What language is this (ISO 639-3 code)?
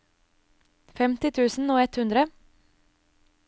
nor